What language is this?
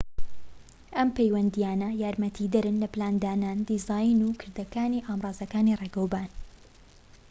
Central Kurdish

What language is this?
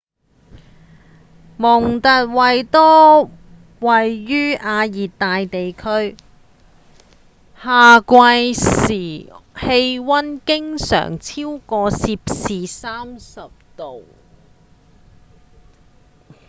Cantonese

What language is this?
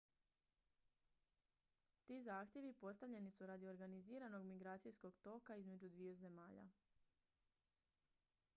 Croatian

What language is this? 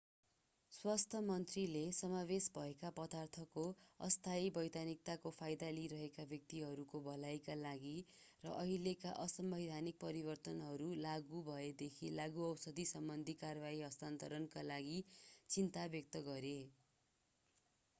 Nepali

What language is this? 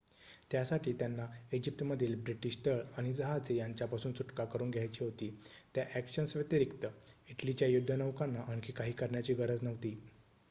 Marathi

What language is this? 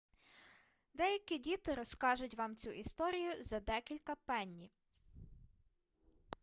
Ukrainian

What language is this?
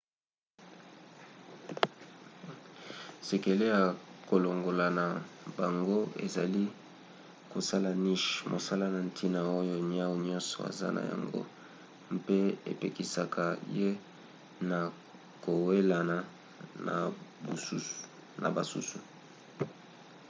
Lingala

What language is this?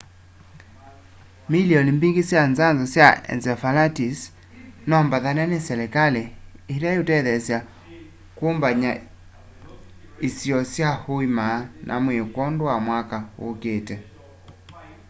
Kamba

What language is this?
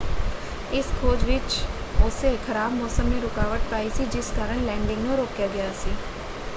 Punjabi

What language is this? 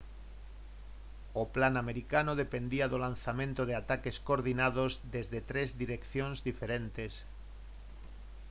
Galician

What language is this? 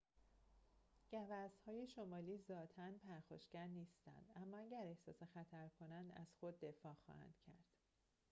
Persian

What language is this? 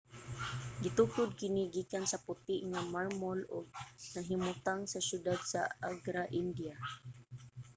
Cebuano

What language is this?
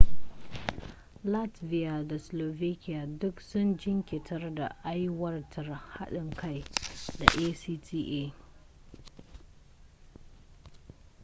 Hausa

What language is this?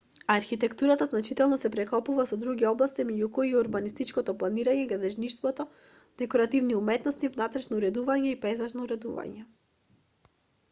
Macedonian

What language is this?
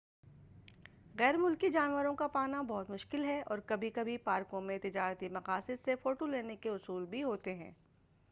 Urdu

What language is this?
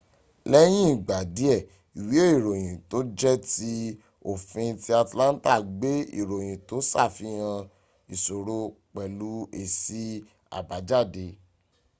Yoruba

